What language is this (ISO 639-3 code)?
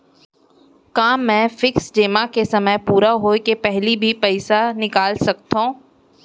hne